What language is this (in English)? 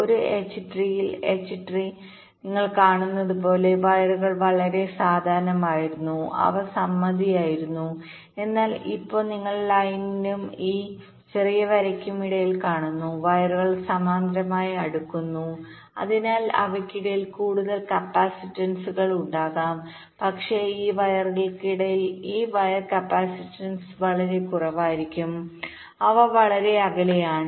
Malayalam